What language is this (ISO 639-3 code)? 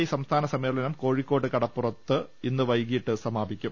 mal